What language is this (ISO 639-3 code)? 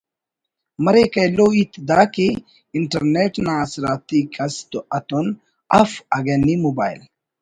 brh